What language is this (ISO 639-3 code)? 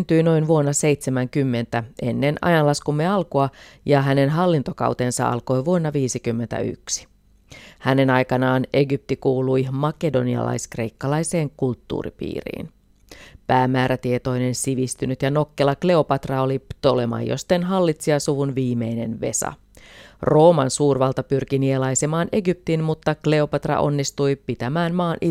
fin